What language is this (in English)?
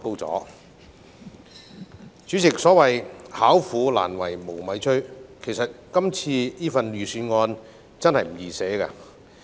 Cantonese